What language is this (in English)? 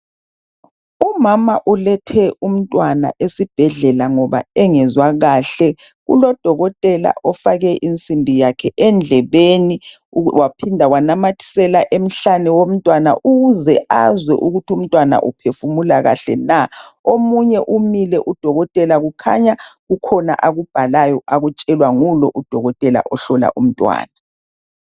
North Ndebele